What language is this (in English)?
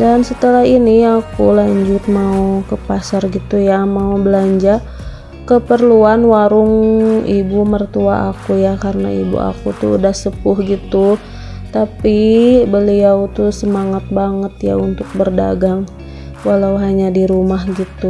Indonesian